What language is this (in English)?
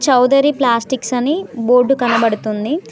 Telugu